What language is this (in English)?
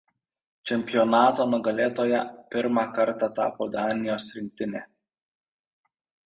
Lithuanian